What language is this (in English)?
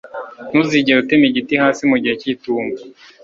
Kinyarwanda